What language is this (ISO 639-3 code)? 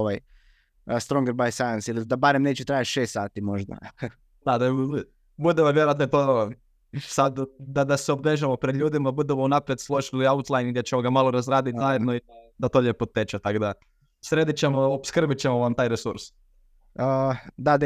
hrv